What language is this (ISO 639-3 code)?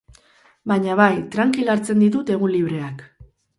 eus